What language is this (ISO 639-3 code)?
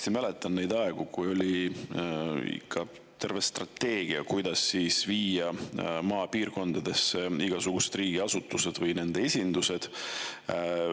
est